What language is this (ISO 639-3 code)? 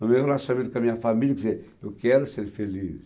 por